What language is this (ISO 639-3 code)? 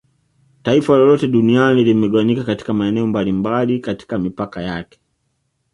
swa